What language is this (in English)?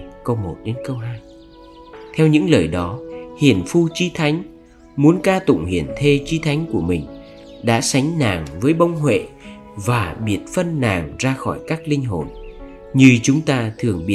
Vietnamese